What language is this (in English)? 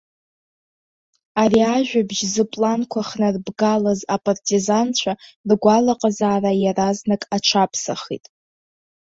Abkhazian